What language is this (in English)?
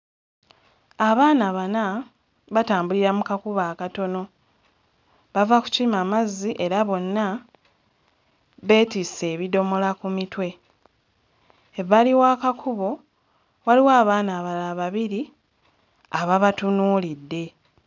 Ganda